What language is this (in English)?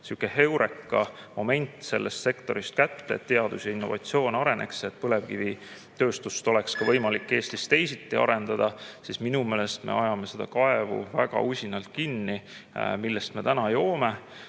Estonian